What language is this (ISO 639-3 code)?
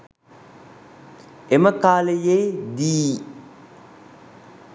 sin